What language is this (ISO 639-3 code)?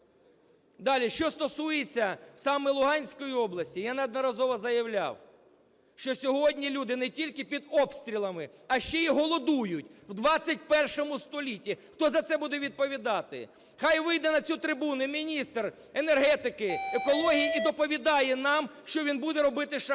ukr